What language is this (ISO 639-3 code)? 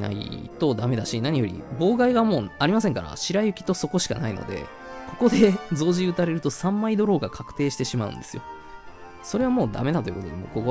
jpn